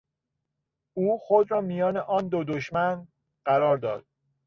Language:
Persian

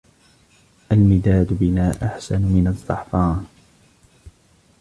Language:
Arabic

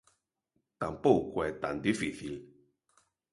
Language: Galician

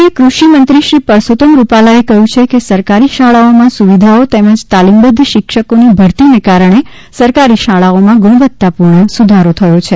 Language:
Gujarati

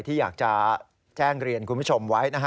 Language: Thai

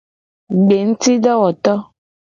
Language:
Gen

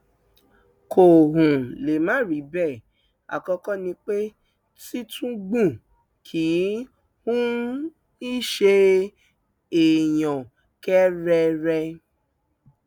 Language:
Yoruba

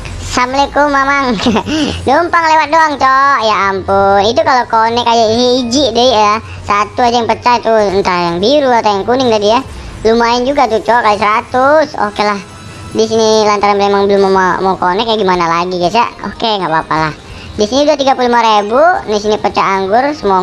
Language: Indonesian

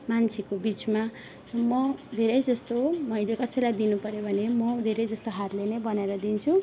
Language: Nepali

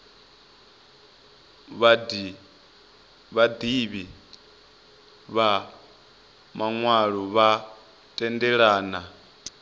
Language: Venda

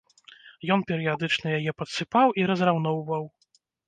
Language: Belarusian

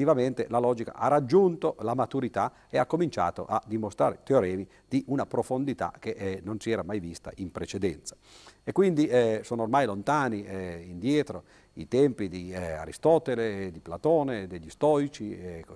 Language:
Italian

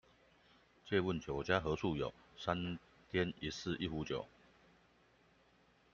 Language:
Chinese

